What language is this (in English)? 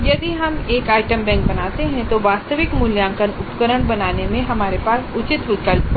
Hindi